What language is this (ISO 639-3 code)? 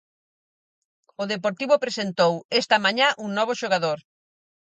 glg